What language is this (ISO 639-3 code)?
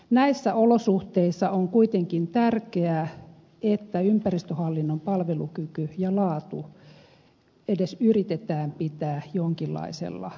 fin